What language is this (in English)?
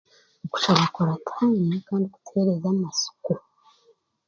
Chiga